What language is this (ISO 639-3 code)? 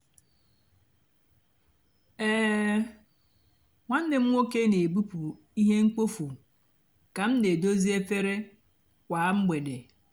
ibo